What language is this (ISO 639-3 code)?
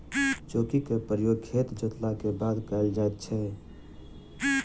mai